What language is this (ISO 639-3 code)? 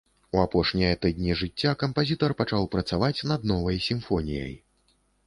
bel